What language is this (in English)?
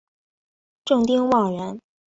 Chinese